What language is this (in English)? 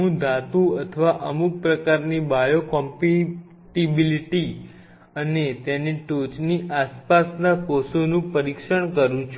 Gujarati